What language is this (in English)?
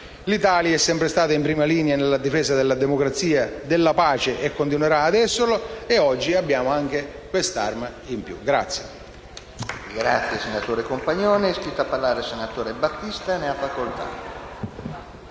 Italian